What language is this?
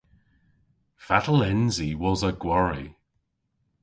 Cornish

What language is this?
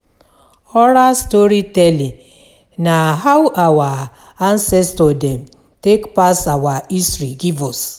Nigerian Pidgin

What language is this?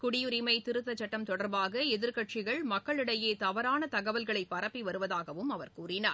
Tamil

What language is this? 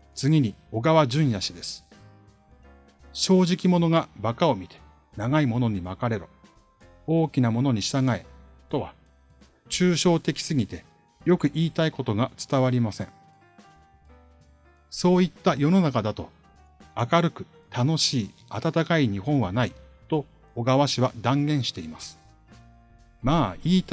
Japanese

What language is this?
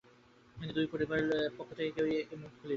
Bangla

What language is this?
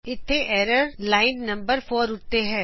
Punjabi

